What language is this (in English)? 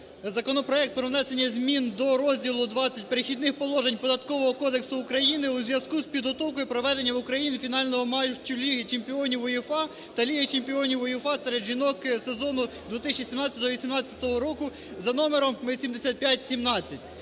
Ukrainian